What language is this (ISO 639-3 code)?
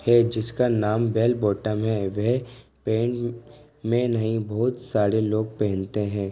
hin